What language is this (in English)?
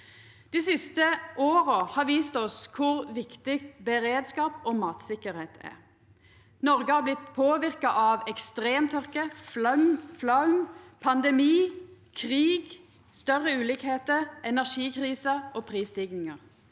Norwegian